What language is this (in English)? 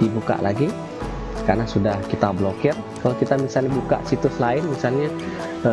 Indonesian